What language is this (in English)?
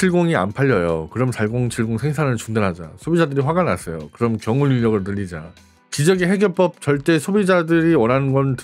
Korean